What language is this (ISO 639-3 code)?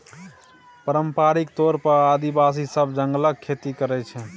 mai